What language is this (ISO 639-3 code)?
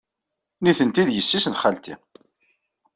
kab